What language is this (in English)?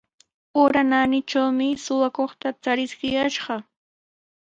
Sihuas Ancash Quechua